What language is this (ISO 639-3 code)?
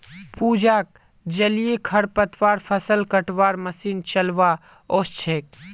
mag